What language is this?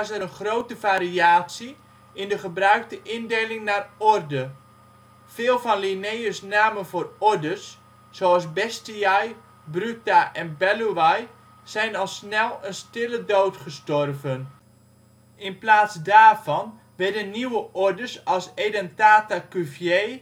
Dutch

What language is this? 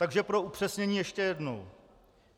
Czech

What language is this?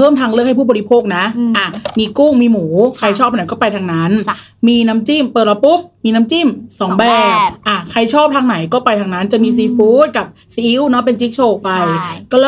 Thai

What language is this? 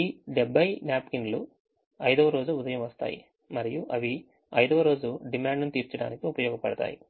Telugu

